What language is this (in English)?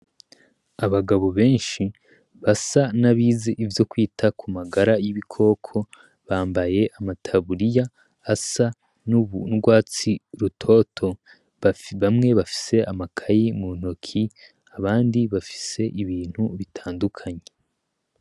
Rundi